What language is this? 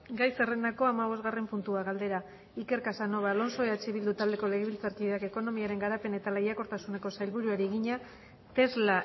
Basque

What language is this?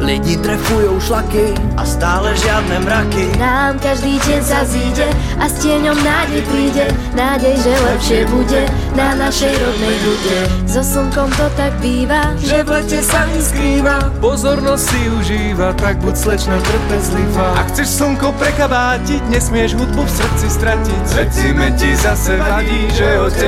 Slovak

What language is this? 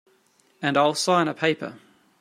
English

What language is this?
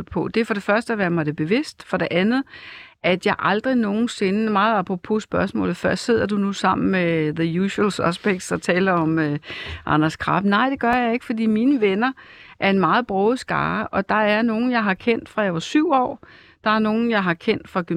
Danish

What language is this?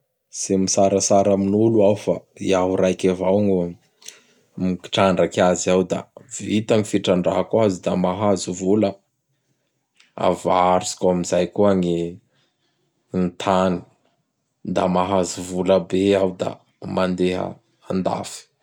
Bara Malagasy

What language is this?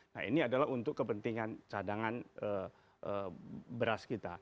Indonesian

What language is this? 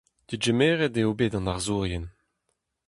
Breton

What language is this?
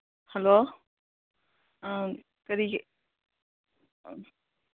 Manipuri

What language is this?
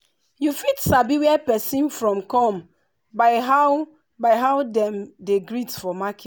Nigerian Pidgin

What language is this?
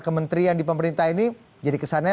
Indonesian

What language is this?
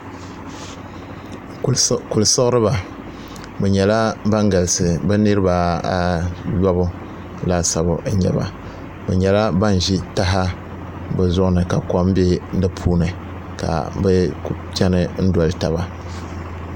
Dagbani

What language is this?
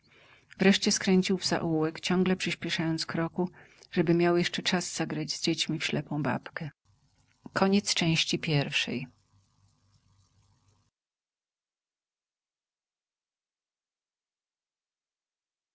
Polish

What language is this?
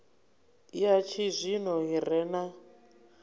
Venda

